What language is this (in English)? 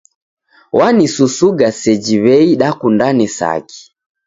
Taita